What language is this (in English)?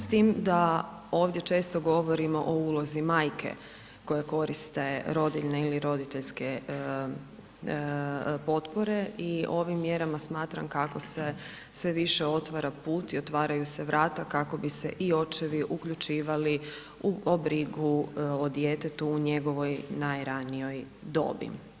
Croatian